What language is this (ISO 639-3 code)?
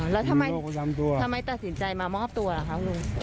tha